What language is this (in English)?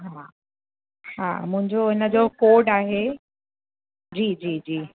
Sindhi